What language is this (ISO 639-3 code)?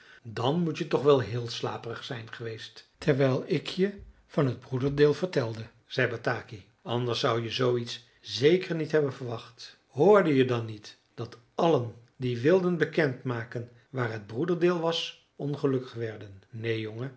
nld